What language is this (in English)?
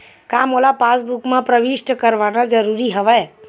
Chhattisgarhi